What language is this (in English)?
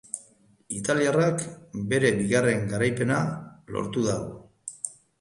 Basque